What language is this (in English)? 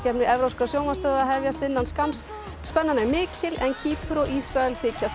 Icelandic